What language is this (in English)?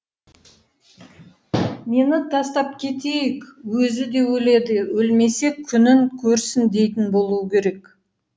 Kazakh